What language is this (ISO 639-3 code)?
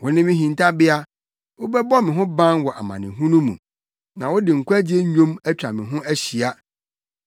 aka